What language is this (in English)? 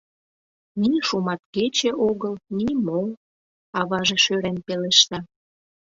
Mari